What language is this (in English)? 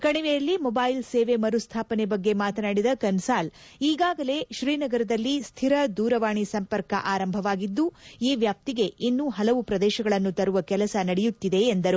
Kannada